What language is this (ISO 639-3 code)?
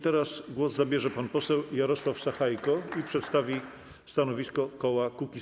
pol